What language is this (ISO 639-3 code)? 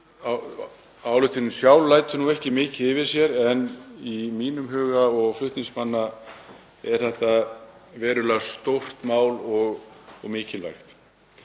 isl